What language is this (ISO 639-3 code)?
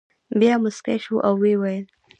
pus